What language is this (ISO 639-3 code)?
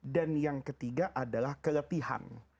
ind